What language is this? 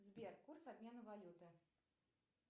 Russian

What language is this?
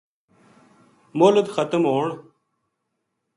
Gujari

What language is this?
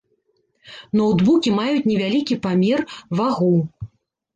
Belarusian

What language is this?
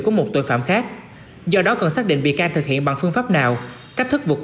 Vietnamese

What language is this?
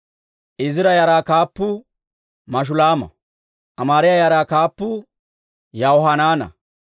Dawro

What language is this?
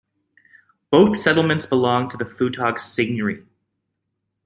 English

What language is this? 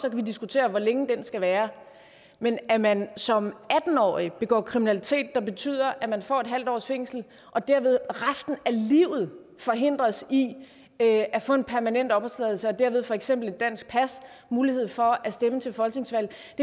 Danish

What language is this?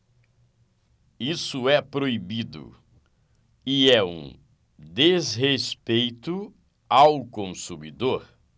Portuguese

